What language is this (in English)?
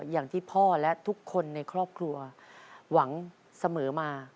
Thai